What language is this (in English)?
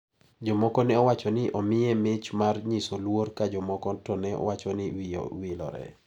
Luo (Kenya and Tanzania)